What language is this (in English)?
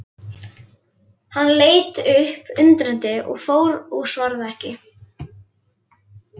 Icelandic